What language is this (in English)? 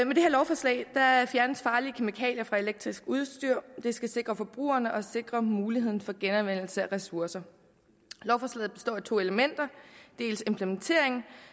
Danish